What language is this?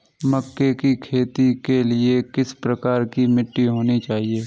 Hindi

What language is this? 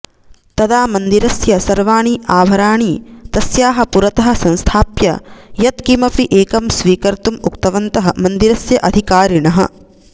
Sanskrit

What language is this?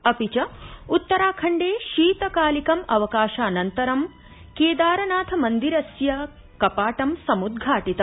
Sanskrit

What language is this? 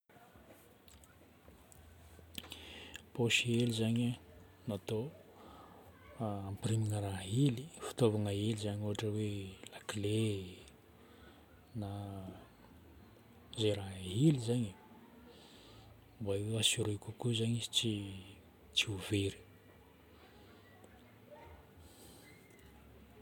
Northern Betsimisaraka Malagasy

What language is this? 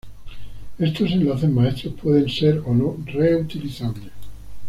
Spanish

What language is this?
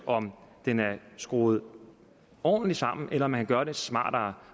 Danish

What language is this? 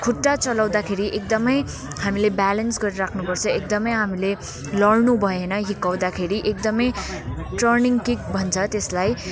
Nepali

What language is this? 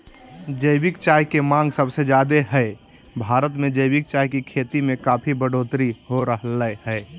Magahi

